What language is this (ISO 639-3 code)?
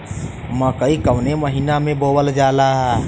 bho